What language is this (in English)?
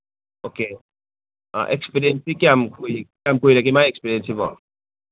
Manipuri